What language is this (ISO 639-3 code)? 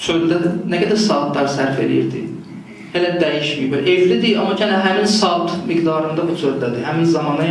tur